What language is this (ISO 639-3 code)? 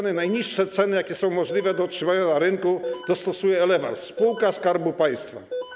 pol